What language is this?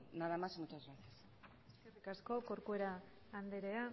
Basque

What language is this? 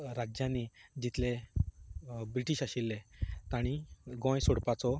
Konkani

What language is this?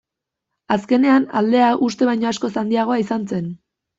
Basque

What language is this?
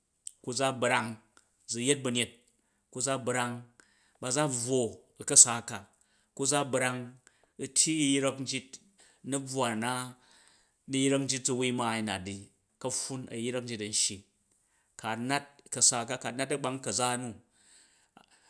Jju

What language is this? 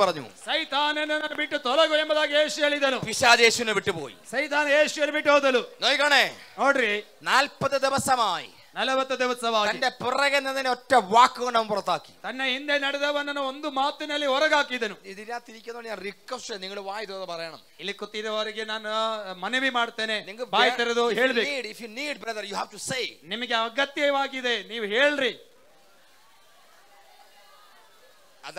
Malayalam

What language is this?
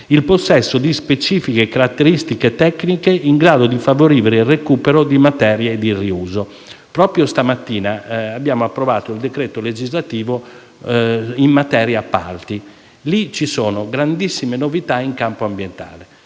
Italian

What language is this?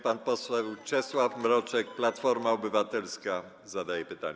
Polish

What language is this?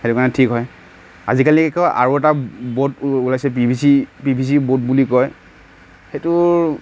Assamese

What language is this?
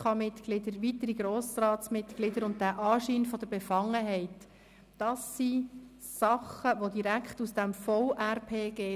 Swiss German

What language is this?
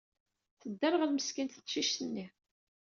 Kabyle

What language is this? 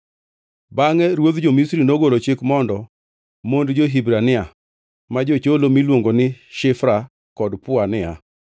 Luo (Kenya and Tanzania)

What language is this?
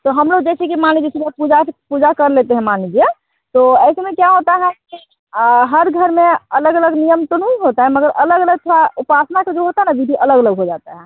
Hindi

